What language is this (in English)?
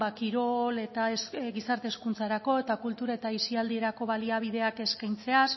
Basque